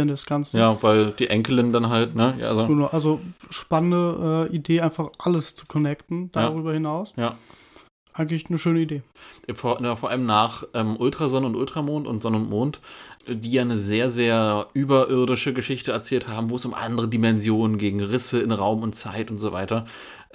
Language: German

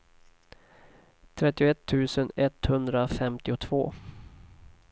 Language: Swedish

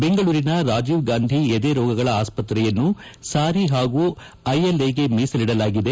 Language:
Kannada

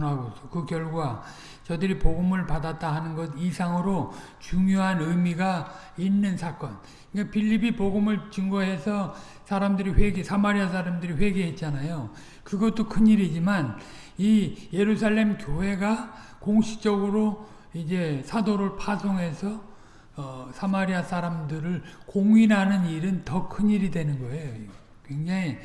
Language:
Korean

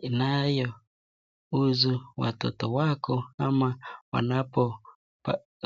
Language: Swahili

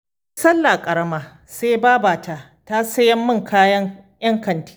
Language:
Hausa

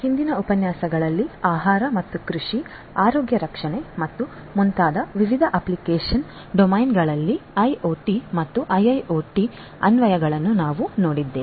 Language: Kannada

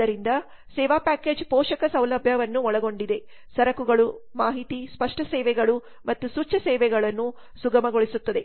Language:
Kannada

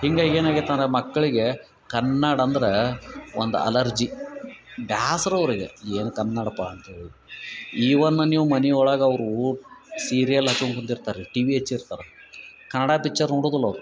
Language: Kannada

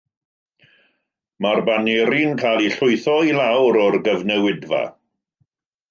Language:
Welsh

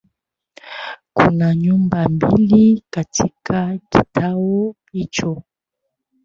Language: Swahili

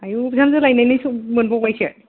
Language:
Bodo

